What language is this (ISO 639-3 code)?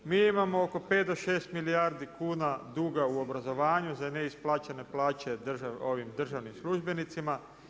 hrv